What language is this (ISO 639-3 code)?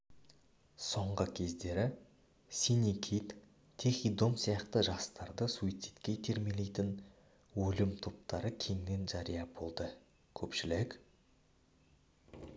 kaz